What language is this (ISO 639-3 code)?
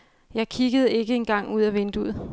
dan